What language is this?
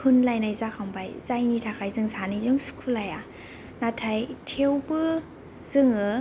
Bodo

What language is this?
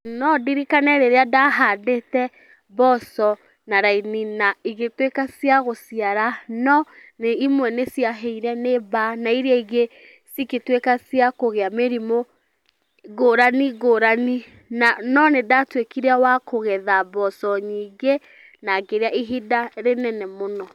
Kikuyu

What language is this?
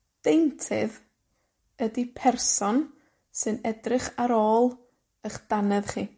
Welsh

